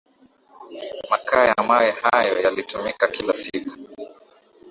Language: Swahili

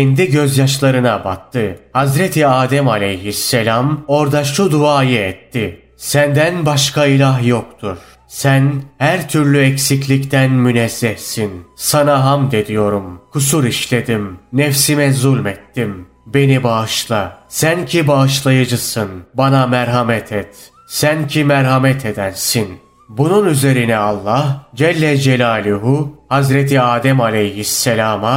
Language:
Turkish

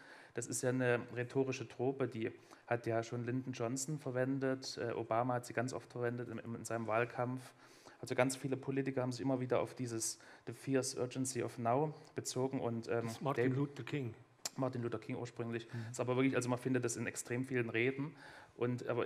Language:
German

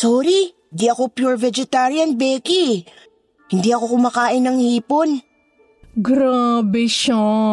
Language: Filipino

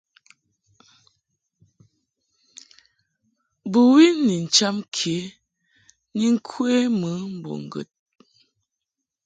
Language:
Mungaka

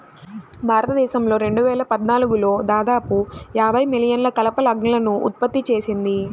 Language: Telugu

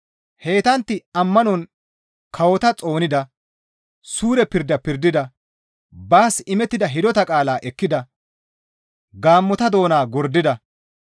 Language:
Gamo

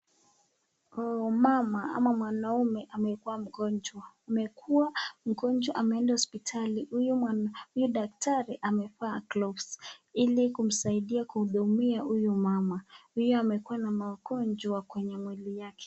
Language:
Swahili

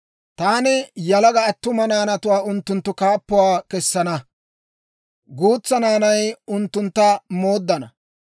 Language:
Dawro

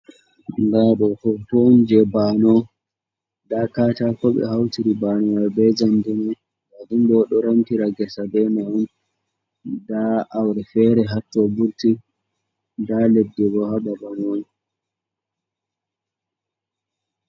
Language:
Fula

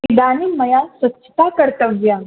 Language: Sanskrit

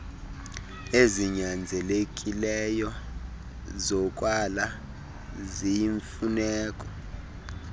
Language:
Xhosa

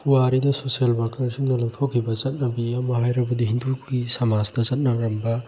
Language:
Manipuri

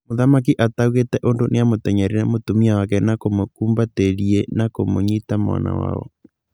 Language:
Kikuyu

